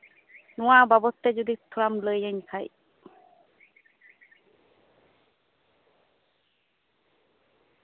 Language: Santali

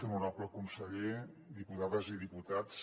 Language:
Catalan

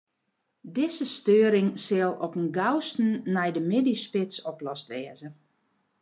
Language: Western Frisian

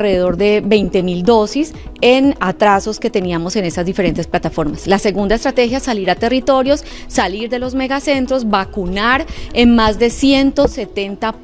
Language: Spanish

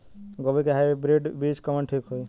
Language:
Bhojpuri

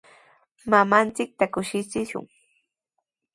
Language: Sihuas Ancash Quechua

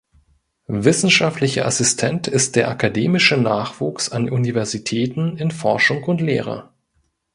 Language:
German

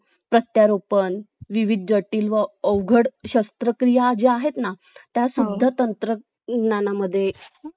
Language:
Marathi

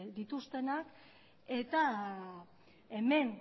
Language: Basque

